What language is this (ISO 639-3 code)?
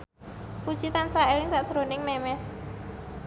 jav